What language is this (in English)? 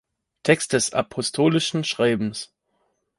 German